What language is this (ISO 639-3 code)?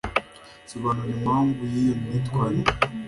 kin